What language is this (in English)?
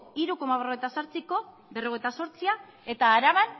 Basque